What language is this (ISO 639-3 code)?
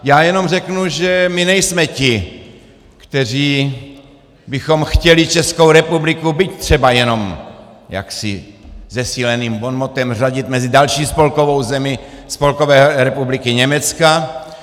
ces